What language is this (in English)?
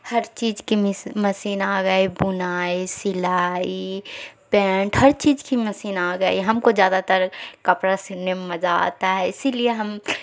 Urdu